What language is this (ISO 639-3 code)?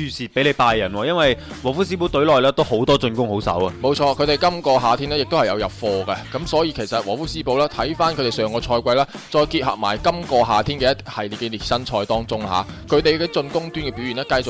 zho